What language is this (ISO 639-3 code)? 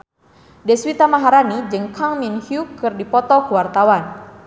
sun